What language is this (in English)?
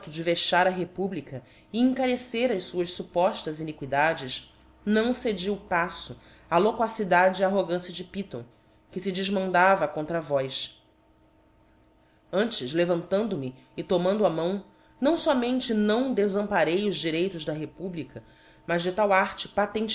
Portuguese